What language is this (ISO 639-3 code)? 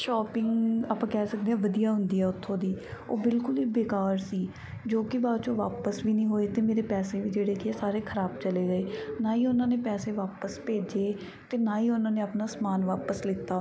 pan